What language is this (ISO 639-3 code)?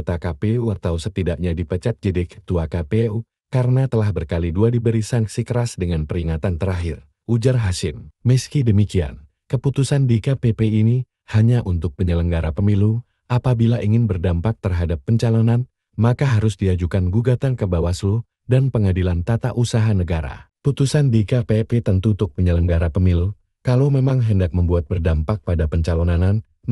ind